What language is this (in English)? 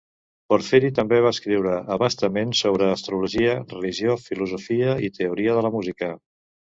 Catalan